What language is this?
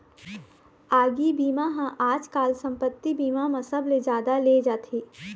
Chhattisgarhi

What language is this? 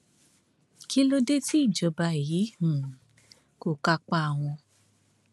Yoruba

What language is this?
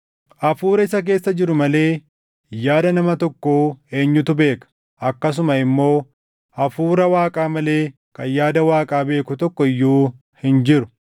Oromo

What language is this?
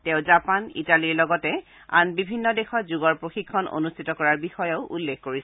Assamese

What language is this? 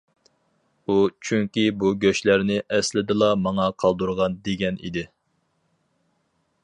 Uyghur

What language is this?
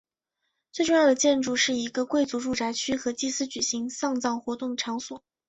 Chinese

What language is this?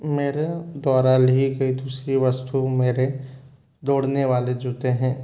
Hindi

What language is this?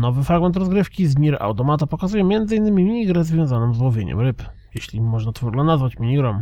Polish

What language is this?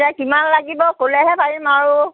Assamese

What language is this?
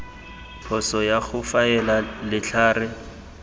Tswana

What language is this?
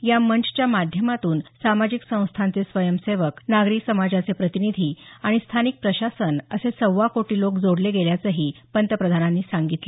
Marathi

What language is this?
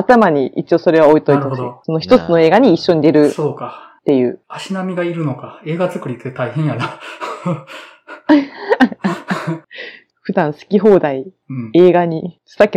Japanese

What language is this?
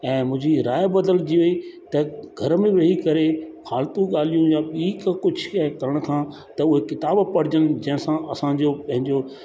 Sindhi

